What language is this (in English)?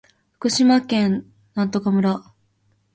Japanese